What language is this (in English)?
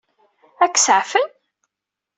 Kabyle